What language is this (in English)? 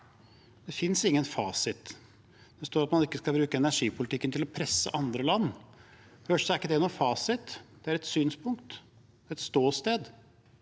Norwegian